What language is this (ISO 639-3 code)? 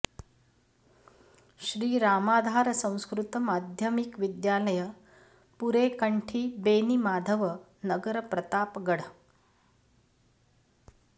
san